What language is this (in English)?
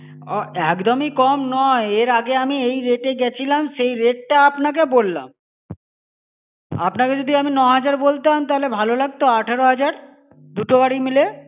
Bangla